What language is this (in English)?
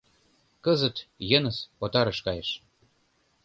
Mari